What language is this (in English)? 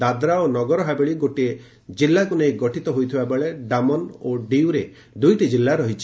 Odia